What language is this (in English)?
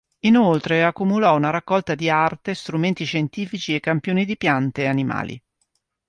Italian